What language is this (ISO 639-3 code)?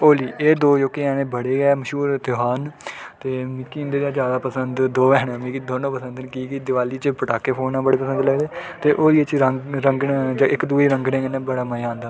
doi